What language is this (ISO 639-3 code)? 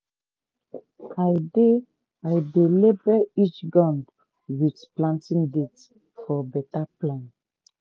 pcm